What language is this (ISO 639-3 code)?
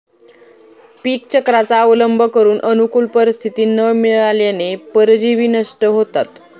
mar